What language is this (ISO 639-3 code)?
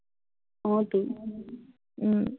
asm